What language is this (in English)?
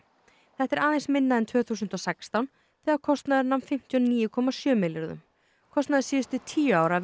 Icelandic